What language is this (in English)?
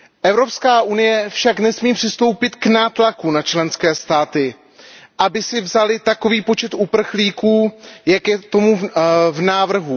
Czech